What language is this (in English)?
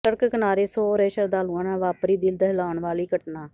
Punjabi